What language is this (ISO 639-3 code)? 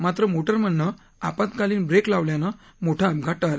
mar